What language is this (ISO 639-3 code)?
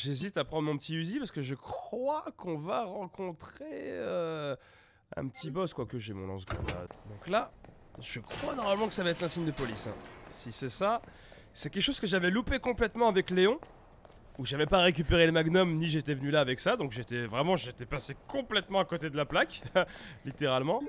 fra